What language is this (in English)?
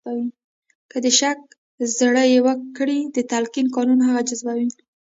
Pashto